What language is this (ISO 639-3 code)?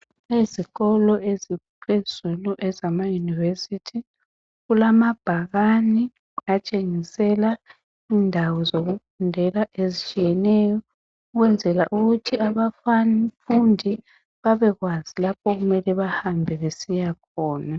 nde